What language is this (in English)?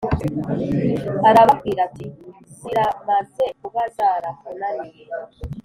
Kinyarwanda